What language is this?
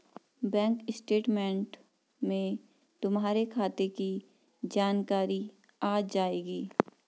Hindi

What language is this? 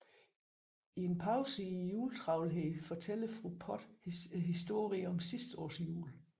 Danish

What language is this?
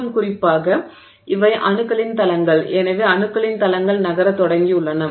Tamil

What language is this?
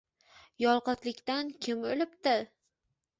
Uzbek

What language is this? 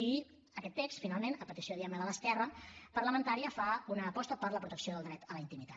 Catalan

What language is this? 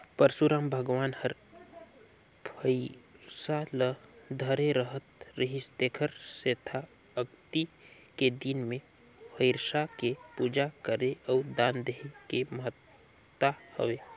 Chhattisgarhi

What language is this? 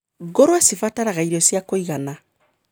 Kikuyu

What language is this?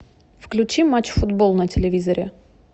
Russian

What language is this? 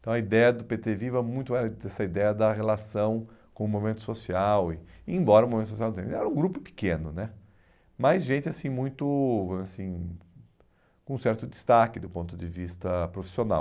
Portuguese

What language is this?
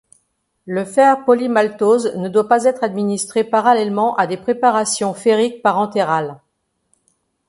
French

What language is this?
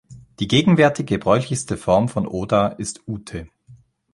German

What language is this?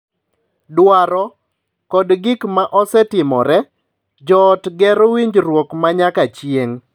Luo (Kenya and Tanzania)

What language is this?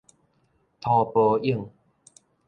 Min Nan Chinese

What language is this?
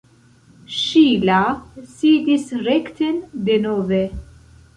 Esperanto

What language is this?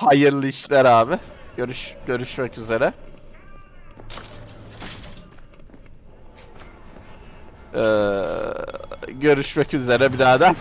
Turkish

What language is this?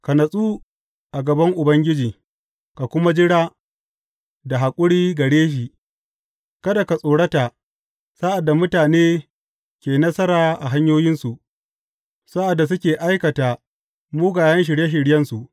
Hausa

